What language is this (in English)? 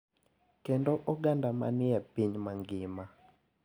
Luo (Kenya and Tanzania)